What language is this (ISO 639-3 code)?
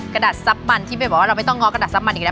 tha